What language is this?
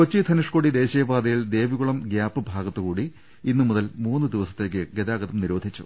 Malayalam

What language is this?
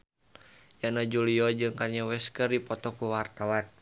Sundanese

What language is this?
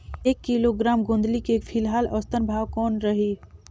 Chhattisgarhi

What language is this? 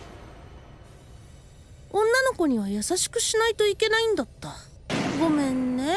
Japanese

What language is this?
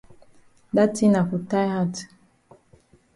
Cameroon Pidgin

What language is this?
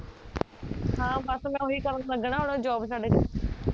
Punjabi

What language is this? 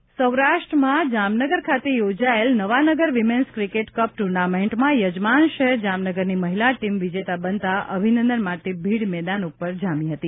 Gujarati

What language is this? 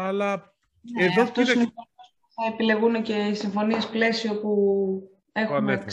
Greek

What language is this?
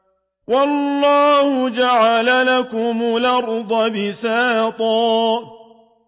Arabic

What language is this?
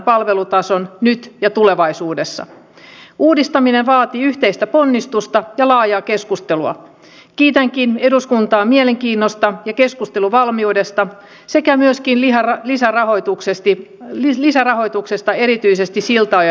Finnish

